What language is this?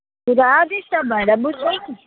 Nepali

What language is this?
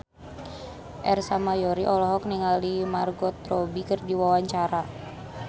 Sundanese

